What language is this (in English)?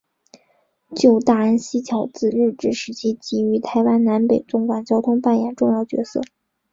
Chinese